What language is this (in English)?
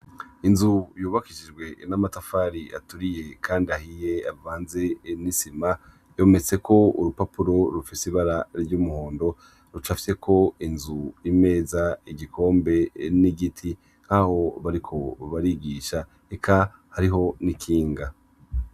Rundi